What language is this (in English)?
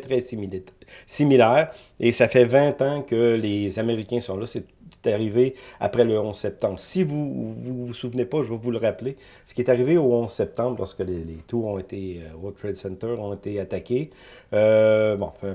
French